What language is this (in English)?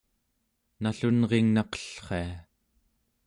Central Yupik